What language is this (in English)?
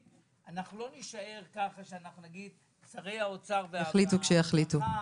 Hebrew